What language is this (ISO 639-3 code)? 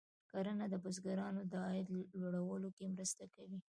pus